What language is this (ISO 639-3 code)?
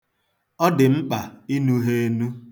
ibo